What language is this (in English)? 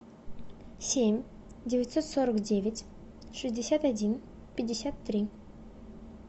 Russian